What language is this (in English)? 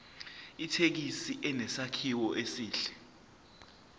Zulu